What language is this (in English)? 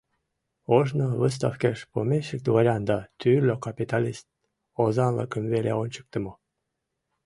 Mari